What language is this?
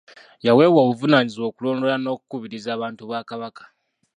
Ganda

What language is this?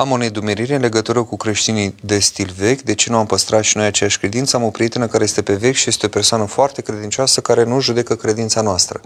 Romanian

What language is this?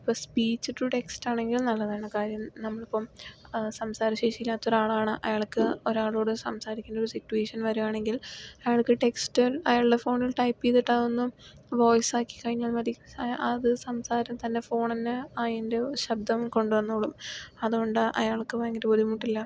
Malayalam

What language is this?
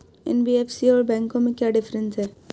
Hindi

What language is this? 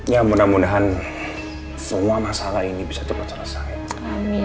Indonesian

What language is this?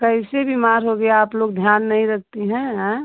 Hindi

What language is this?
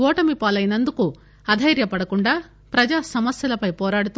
Telugu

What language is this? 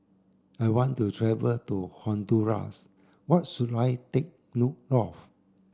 English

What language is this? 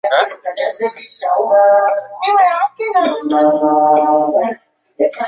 Swahili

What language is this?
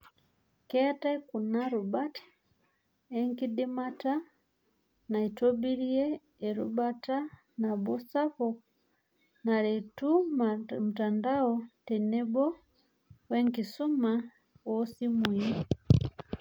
Masai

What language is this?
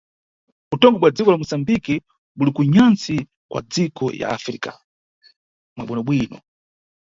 Nyungwe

